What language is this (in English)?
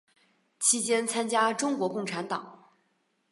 Chinese